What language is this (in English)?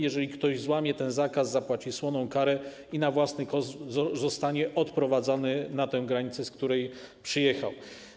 Polish